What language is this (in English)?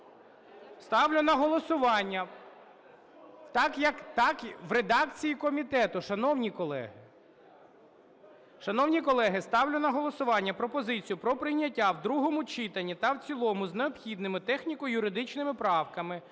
Ukrainian